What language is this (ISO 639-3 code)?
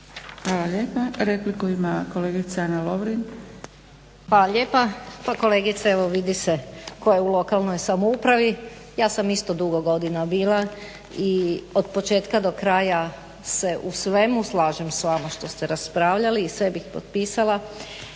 hrv